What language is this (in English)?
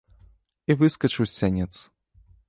Belarusian